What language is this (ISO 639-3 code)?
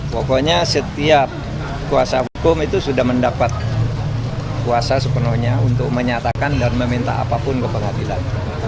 ind